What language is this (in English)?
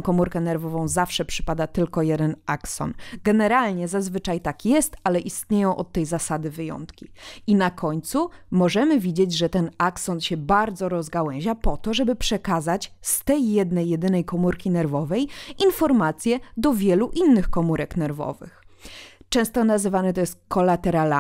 Polish